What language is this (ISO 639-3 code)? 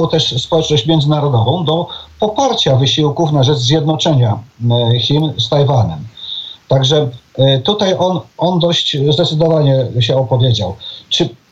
pol